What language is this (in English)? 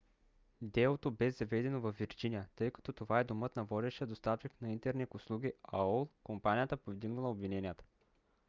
Bulgarian